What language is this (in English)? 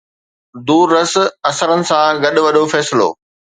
Sindhi